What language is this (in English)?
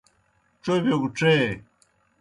Kohistani Shina